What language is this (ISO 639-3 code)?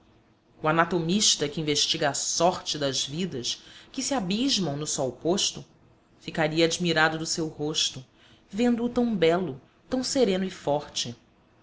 por